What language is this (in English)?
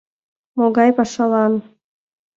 Mari